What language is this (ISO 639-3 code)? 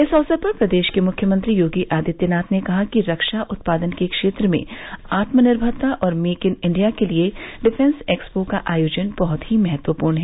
hin